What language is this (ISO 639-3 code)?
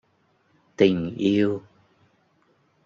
vie